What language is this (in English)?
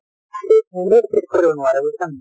Assamese